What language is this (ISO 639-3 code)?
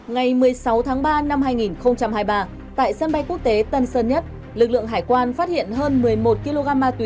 vie